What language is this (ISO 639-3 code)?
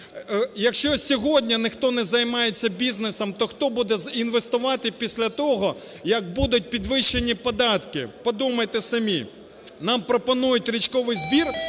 ukr